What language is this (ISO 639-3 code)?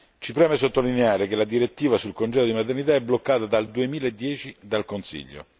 ita